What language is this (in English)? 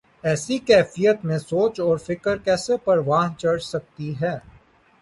Urdu